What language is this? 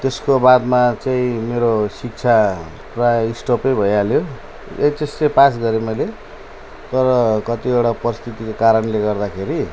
Nepali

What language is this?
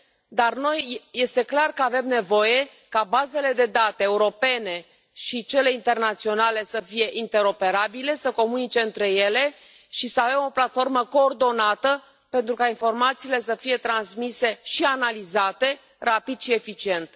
Romanian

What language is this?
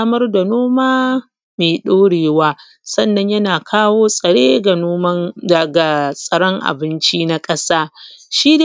Hausa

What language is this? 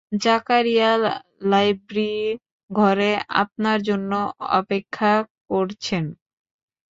Bangla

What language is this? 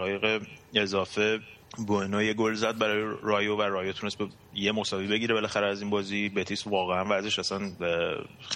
Persian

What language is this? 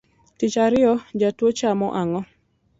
Luo (Kenya and Tanzania)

